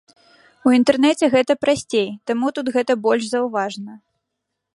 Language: Belarusian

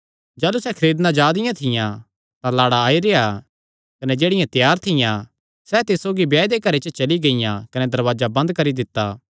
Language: Kangri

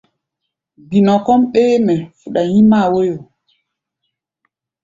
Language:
Gbaya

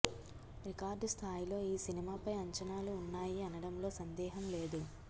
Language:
Telugu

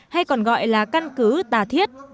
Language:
Vietnamese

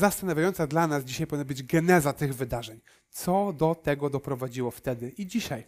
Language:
Polish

